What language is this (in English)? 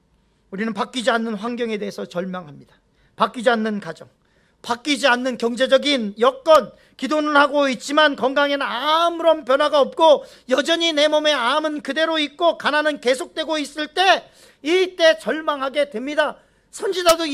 Korean